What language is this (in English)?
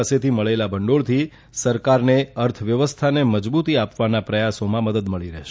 Gujarati